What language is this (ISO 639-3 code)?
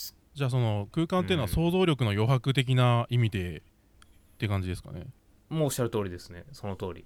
jpn